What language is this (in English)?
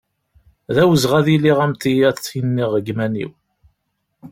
Kabyle